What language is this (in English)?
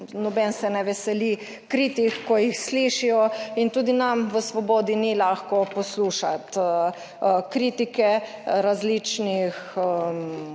Slovenian